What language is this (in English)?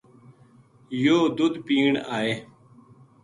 Gujari